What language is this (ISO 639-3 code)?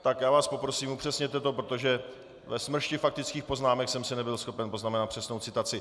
ces